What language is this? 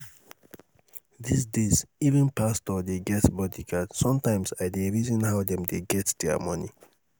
Nigerian Pidgin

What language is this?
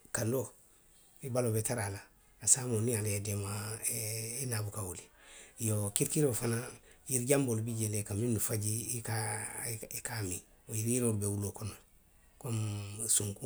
Western Maninkakan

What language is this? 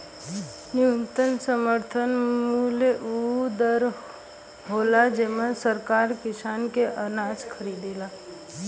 Bhojpuri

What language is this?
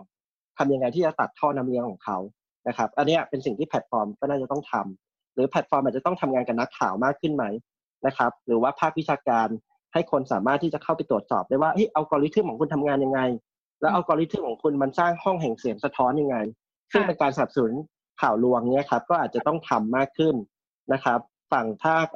Thai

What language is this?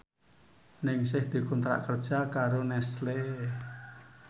Javanese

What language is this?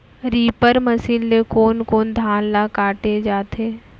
Chhattisgarhi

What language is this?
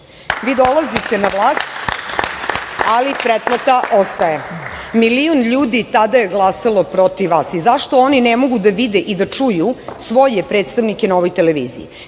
Serbian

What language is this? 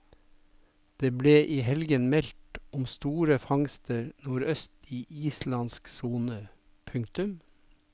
Norwegian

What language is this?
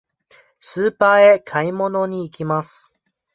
Japanese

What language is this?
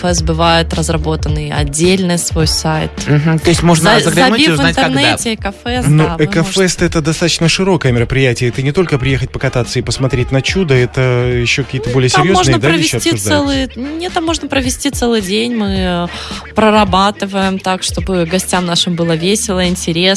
Russian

